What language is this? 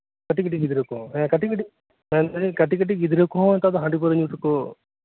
Santali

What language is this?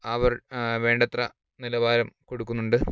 Malayalam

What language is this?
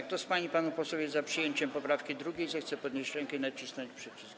Polish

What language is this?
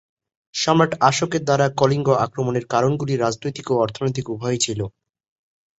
Bangla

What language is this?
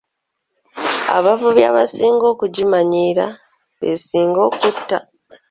Ganda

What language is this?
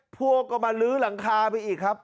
Thai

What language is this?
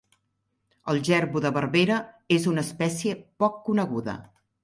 Catalan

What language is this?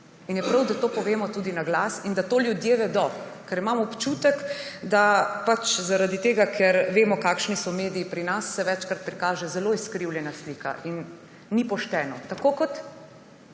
Slovenian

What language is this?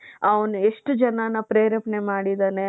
Kannada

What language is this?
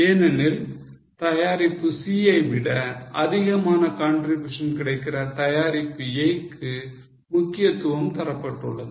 Tamil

